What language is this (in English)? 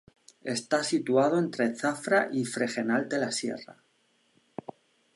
Spanish